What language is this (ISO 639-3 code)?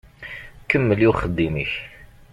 kab